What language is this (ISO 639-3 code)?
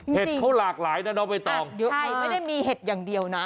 tha